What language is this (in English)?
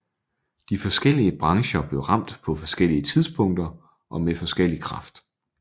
Danish